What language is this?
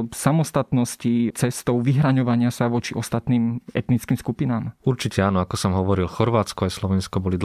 Slovak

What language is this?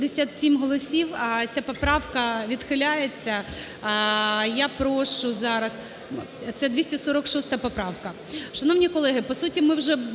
Ukrainian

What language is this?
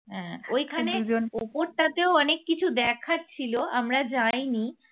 Bangla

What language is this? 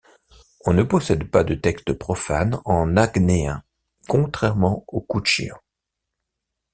French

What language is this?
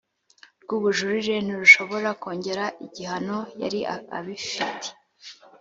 Kinyarwanda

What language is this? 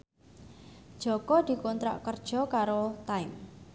Javanese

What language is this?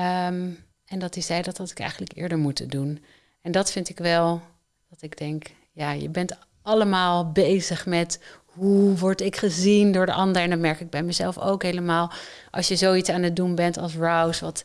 Dutch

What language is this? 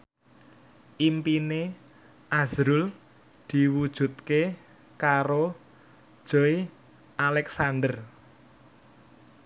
Javanese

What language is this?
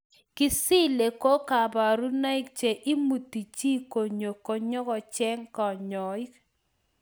Kalenjin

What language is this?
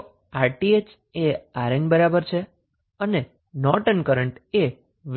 Gujarati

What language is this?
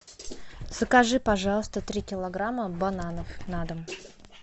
Russian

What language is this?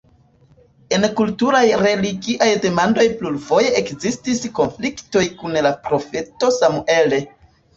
Esperanto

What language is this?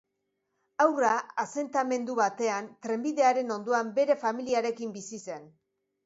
Basque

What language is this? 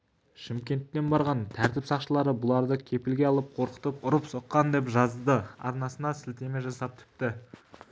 Kazakh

